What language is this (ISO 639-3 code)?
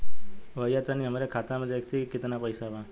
bho